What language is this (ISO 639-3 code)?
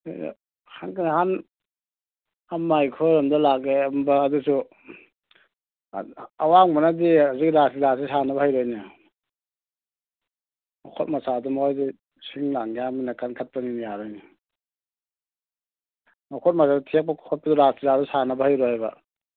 mni